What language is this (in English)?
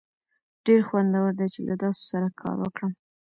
Pashto